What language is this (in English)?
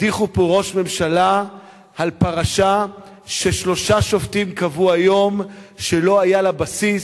Hebrew